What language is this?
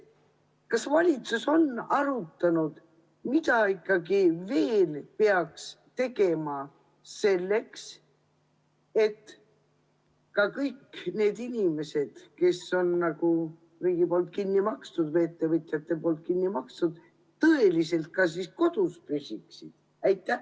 Estonian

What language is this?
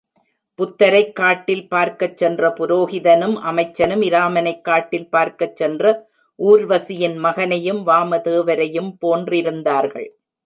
Tamil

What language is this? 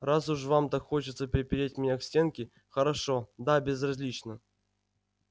Russian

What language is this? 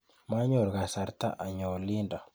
Kalenjin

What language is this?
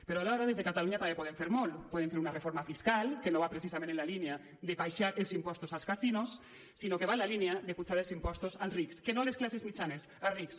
Catalan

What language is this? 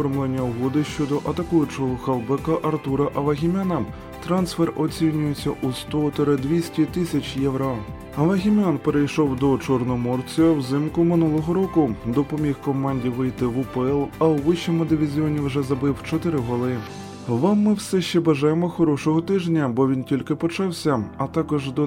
Ukrainian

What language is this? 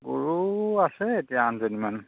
Assamese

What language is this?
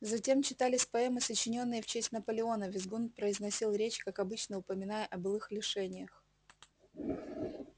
Russian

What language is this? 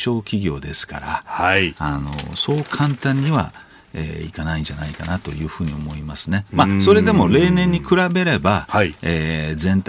Japanese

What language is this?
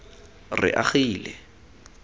Tswana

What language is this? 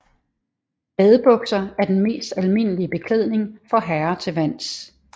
Danish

